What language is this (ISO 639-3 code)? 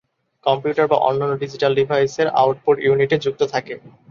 ben